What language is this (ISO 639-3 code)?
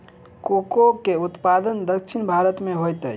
mai